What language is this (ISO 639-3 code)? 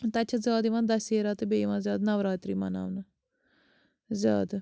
kas